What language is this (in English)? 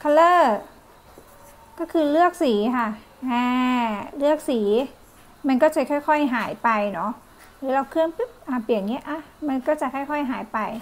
Thai